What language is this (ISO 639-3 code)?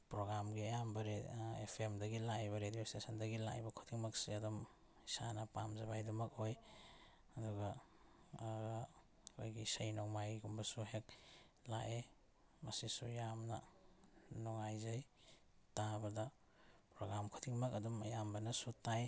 mni